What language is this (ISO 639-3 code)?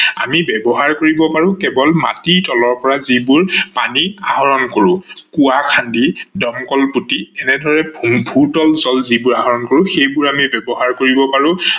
asm